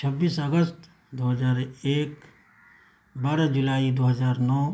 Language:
Urdu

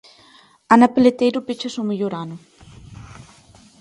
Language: Galician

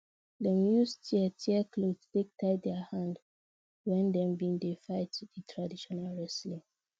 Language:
Nigerian Pidgin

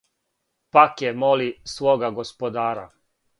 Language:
Serbian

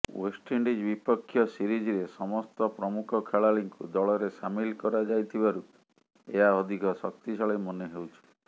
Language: Odia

